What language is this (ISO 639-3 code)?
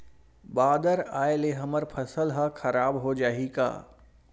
hne